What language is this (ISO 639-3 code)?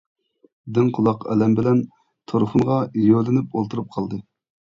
uig